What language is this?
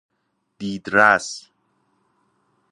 Persian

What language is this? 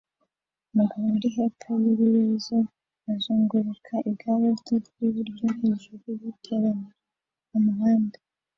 Kinyarwanda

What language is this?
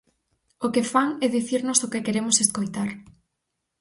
Galician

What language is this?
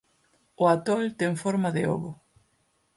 Galician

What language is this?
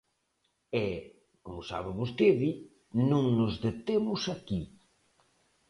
Galician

